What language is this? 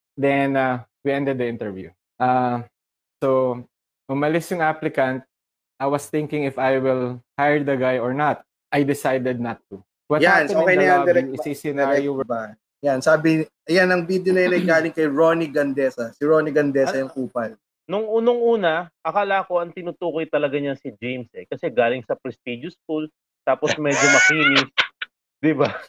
Filipino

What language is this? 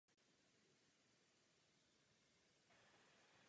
Czech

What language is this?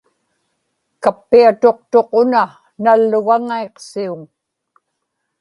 Inupiaq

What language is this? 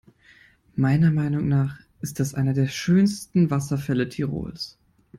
German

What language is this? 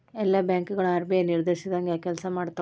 Kannada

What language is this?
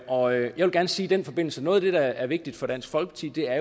Danish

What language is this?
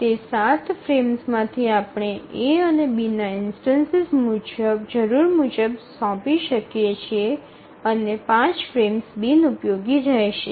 Gujarati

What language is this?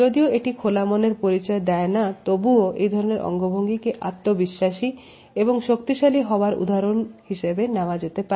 Bangla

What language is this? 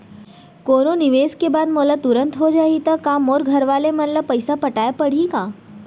Chhattisgarhi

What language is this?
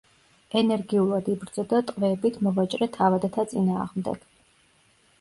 Georgian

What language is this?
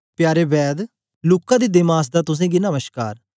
Dogri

